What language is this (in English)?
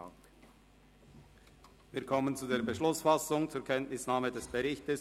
Swiss German